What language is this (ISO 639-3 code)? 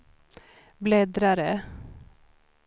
swe